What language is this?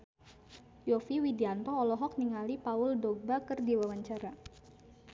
Sundanese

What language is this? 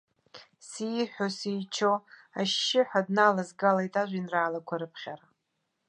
Abkhazian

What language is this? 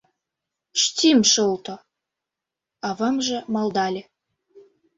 Mari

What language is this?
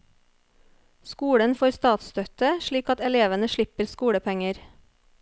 Norwegian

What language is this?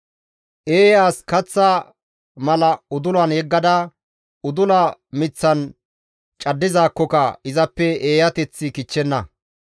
Gamo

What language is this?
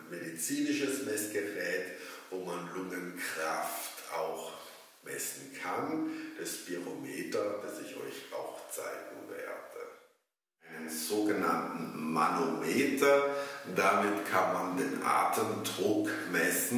German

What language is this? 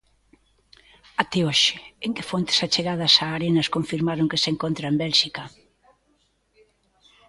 Galician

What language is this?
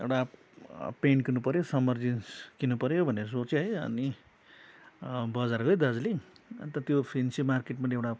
Nepali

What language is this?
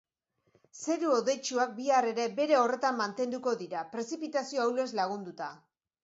Basque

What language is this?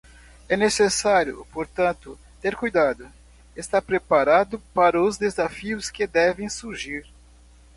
Portuguese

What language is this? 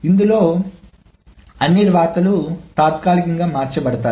Telugu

